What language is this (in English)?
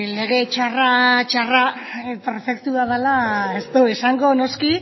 Basque